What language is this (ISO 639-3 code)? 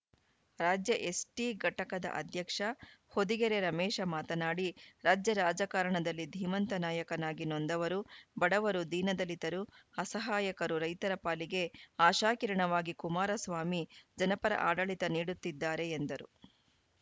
kan